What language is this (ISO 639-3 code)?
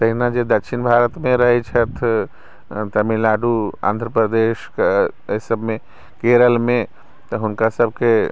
mai